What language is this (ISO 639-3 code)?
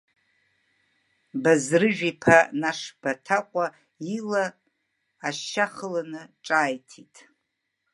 abk